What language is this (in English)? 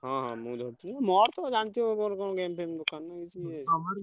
Odia